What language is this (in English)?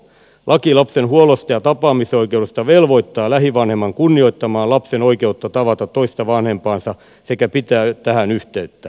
Finnish